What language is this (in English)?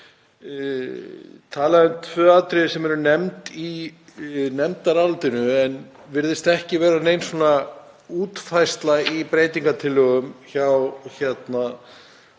Icelandic